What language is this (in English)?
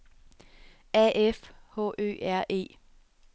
Danish